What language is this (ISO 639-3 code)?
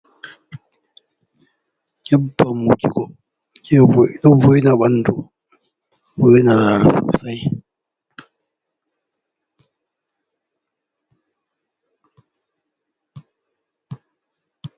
ful